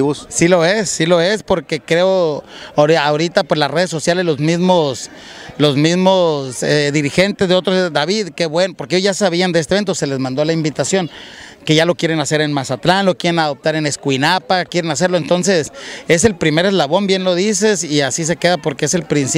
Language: Spanish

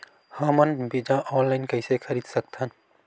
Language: Chhattisgarhi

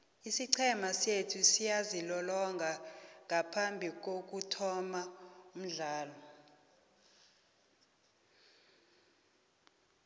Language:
South Ndebele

